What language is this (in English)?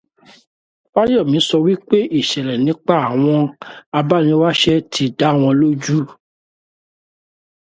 Yoruba